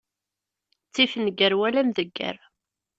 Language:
Kabyle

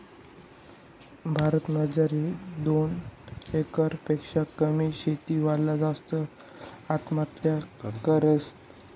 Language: Marathi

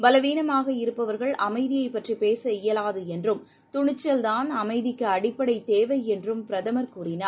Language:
Tamil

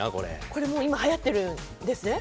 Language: Japanese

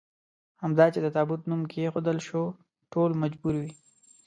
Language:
Pashto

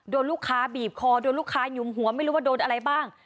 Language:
Thai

